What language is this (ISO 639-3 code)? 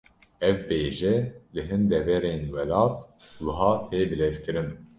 kur